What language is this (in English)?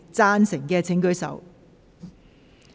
Cantonese